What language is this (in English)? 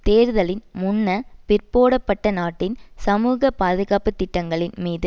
Tamil